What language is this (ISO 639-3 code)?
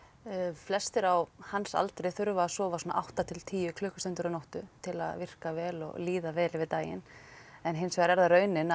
isl